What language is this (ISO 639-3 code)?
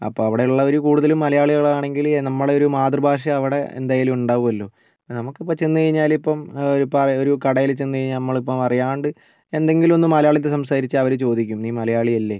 mal